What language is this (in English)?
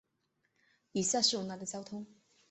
Chinese